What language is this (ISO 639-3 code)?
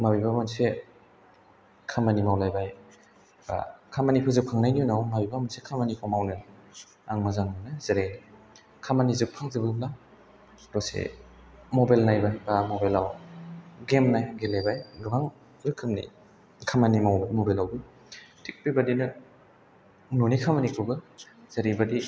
brx